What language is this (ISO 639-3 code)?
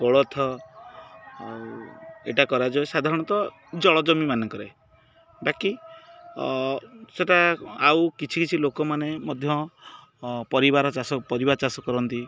ori